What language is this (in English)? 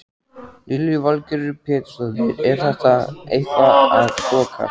Icelandic